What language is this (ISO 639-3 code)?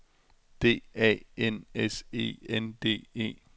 dan